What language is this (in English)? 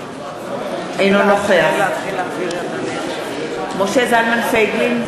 Hebrew